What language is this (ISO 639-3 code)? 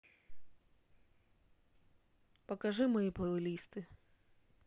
rus